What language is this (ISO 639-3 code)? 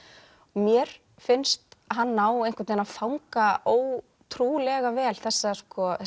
isl